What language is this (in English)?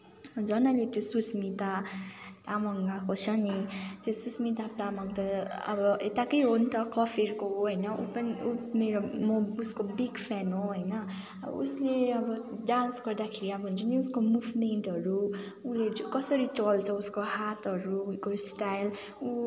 Nepali